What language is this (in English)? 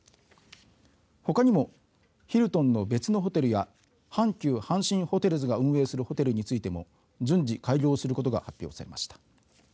Japanese